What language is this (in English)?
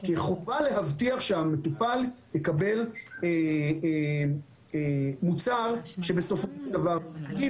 Hebrew